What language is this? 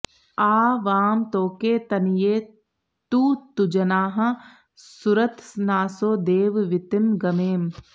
Sanskrit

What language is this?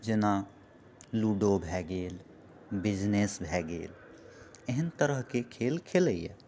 Maithili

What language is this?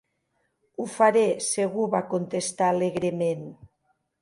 Catalan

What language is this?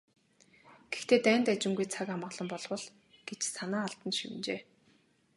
Mongolian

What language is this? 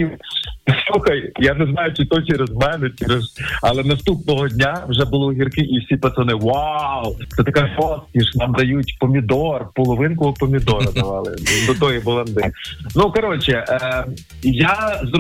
Ukrainian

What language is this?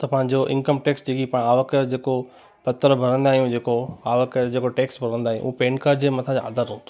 Sindhi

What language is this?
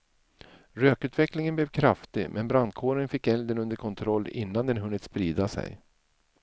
Swedish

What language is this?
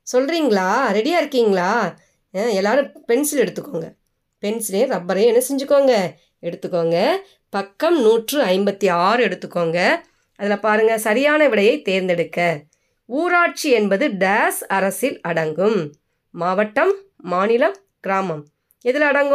Tamil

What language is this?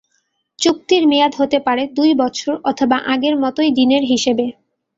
Bangla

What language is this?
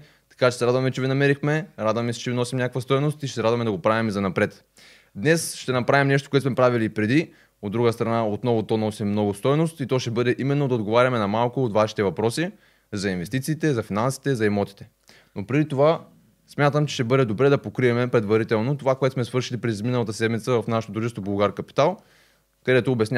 Bulgarian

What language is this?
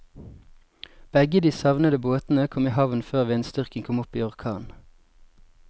Norwegian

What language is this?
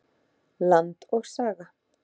Icelandic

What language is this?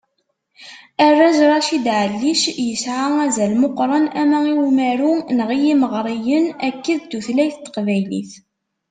Kabyle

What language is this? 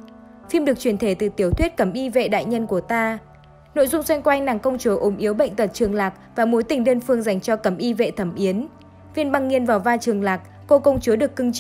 Vietnamese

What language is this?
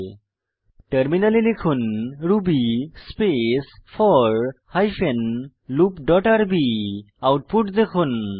Bangla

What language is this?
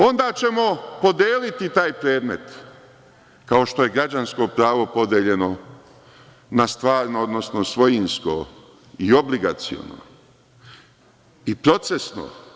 Serbian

